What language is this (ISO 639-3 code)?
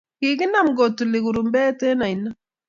kln